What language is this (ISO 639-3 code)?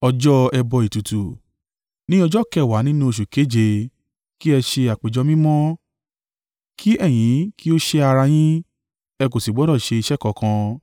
yor